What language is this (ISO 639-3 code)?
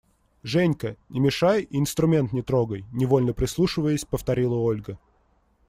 rus